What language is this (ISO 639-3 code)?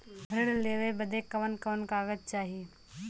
bho